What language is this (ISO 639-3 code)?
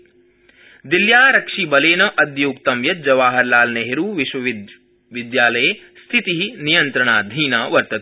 san